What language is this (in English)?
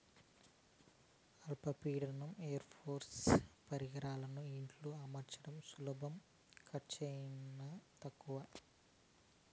Telugu